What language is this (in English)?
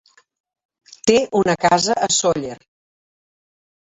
Catalan